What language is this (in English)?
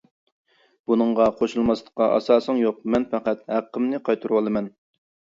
Uyghur